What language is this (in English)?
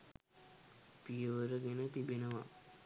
Sinhala